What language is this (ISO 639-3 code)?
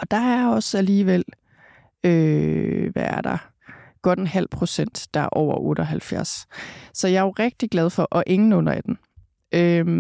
dan